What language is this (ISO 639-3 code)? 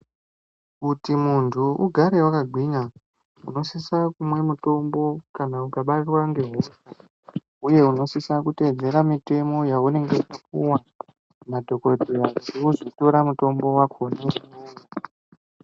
ndc